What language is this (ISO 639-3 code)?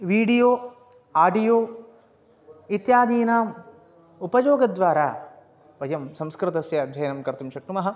san